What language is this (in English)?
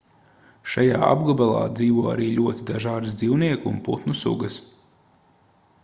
Latvian